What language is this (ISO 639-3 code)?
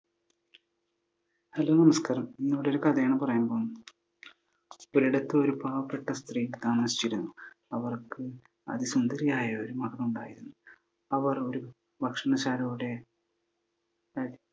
mal